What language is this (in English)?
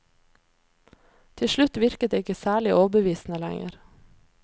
Norwegian